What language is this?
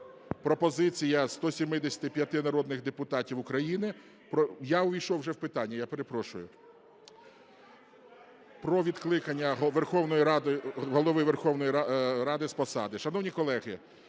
Ukrainian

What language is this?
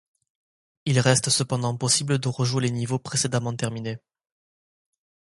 French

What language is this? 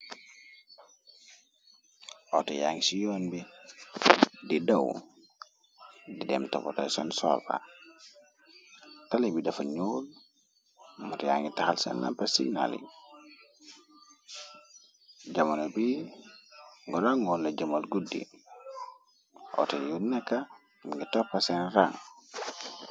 Wolof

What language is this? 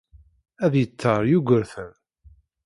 Kabyle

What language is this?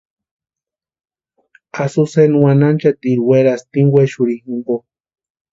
Western Highland Purepecha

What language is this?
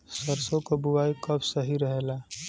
Bhojpuri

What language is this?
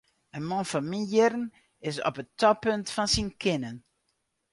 Western Frisian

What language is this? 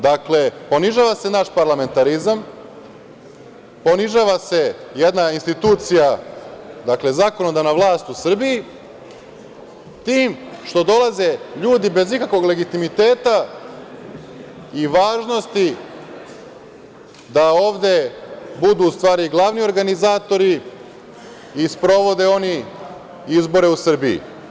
Serbian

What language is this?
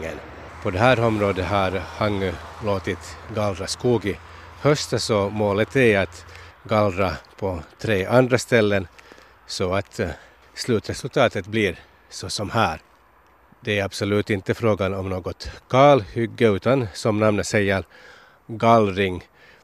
Swedish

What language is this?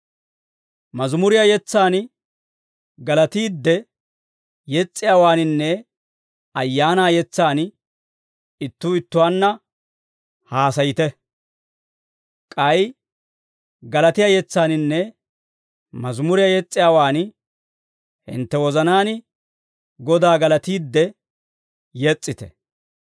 Dawro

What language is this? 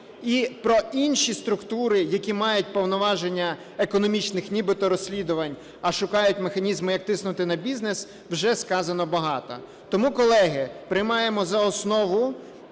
Ukrainian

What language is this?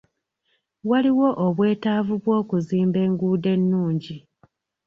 Ganda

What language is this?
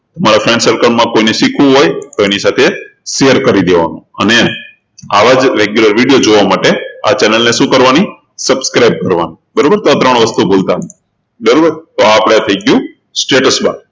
Gujarati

